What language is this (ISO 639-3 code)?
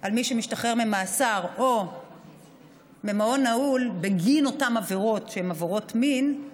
heb